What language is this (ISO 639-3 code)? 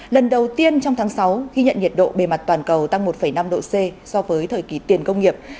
vie